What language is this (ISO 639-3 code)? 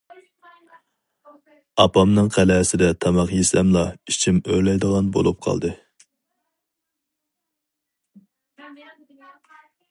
uig